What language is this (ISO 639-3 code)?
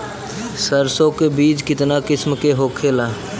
bho